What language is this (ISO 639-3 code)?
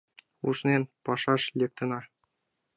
chm